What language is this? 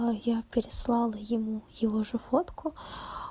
Russian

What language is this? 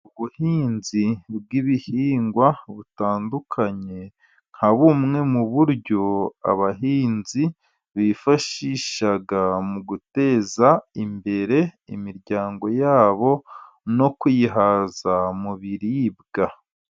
Kinyarwanda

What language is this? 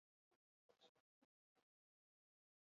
Basque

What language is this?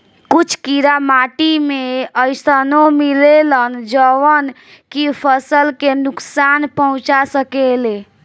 Bhojpuri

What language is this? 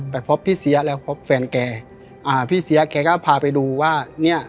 Thai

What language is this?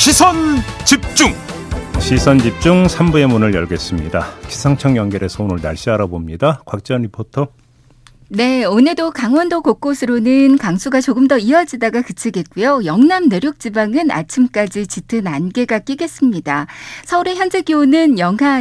Korean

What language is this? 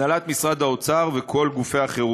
Hebrew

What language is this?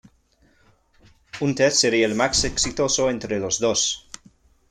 Spanish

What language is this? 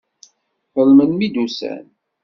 Kabyle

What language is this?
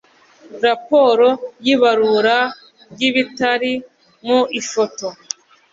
Kinyarwanda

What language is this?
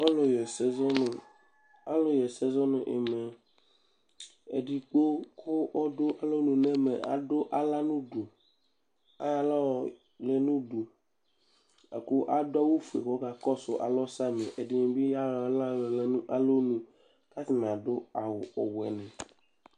Ikposo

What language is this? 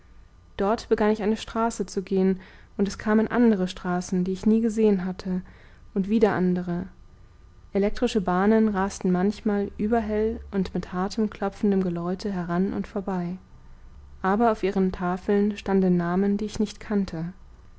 German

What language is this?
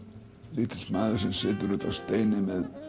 Icelandic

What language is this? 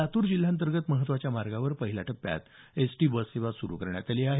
Marathi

